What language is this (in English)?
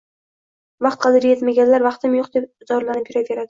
Uzbek